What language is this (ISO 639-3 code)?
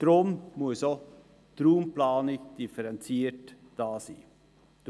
gsw